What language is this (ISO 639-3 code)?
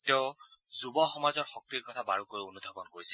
asm